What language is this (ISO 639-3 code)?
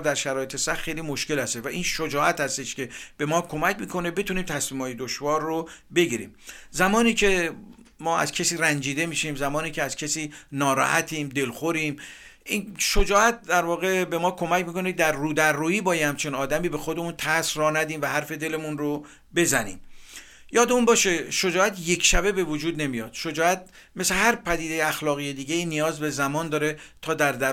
fas